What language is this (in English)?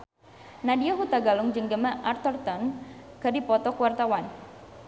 Sundanese